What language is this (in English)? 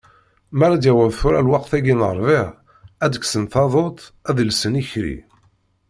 Kabyle